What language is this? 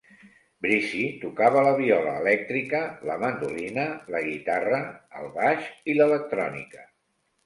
Catalan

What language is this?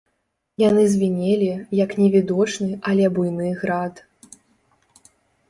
Belarusian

